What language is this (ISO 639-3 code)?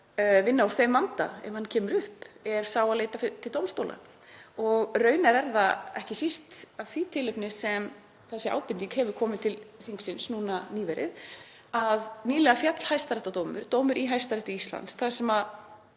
isl